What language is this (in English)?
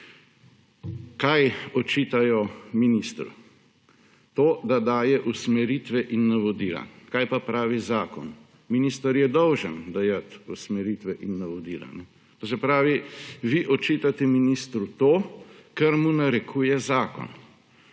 Slovenian